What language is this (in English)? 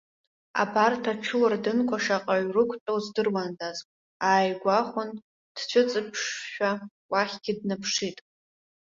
Abkhazian